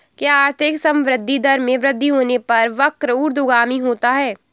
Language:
Hindi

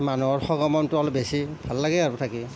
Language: Assamese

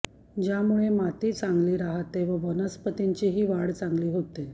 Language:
Marathi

